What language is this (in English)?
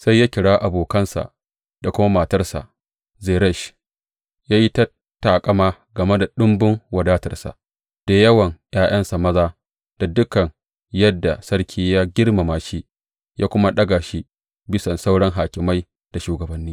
Hausa